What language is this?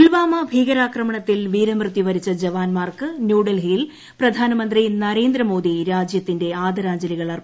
Malayalam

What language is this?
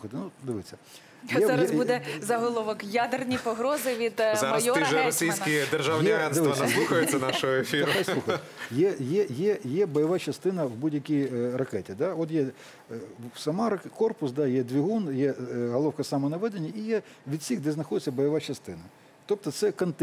Ukrainian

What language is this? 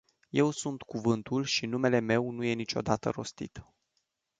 Romanian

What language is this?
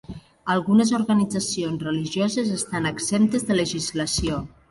Catalan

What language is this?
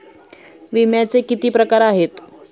Marathi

